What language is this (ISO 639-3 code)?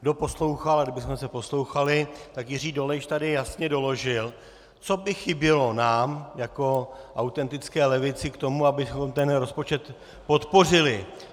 ces